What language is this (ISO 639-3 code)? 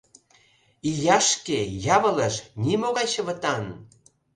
chm